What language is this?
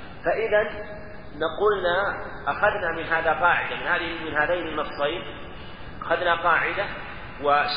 Arabic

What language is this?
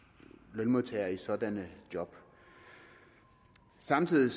Danish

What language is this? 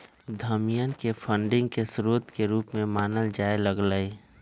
Magahi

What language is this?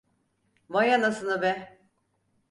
Turkish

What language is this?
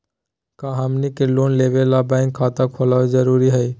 Magahi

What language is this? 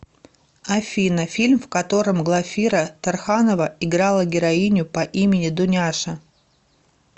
Russian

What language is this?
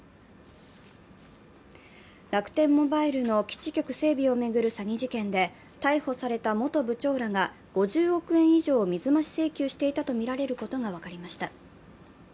Japanese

